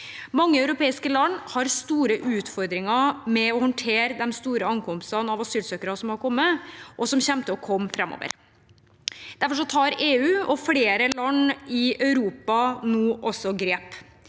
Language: Norwegian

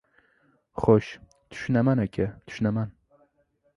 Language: Uzbek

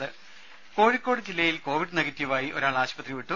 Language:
Malayalam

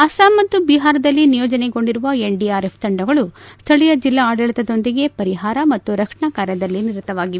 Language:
Kannada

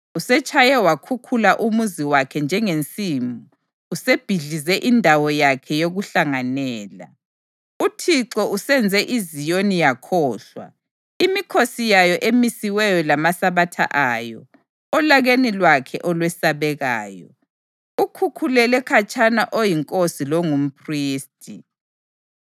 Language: North Ndebele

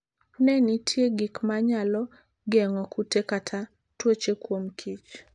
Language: Luo (Kenya and Tanzania)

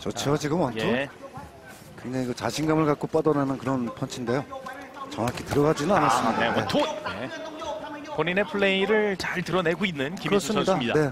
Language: Korean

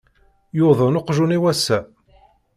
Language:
Kabyle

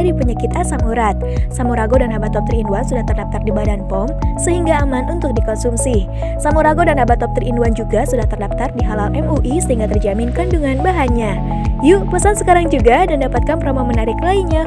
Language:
Indonesian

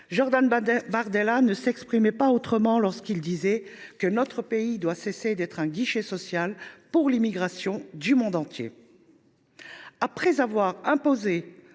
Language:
French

